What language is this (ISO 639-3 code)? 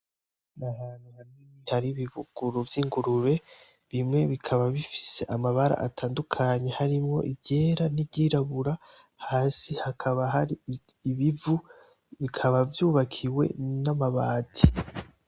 run